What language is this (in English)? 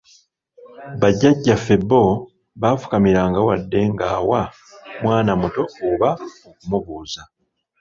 Ganda